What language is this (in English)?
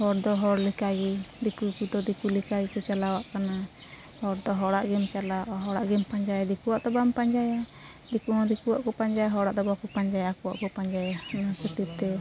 Santali